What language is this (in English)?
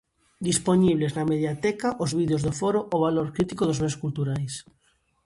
Galician